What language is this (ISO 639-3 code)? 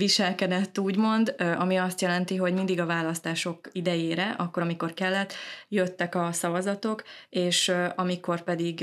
hun